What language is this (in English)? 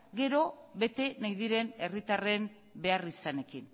Basque